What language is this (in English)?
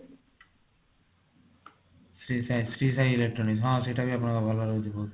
Odia